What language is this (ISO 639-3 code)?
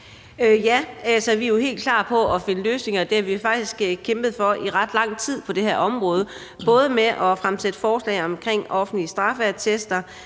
dan